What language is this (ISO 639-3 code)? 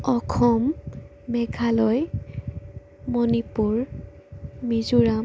asm